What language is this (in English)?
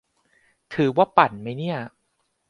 Thai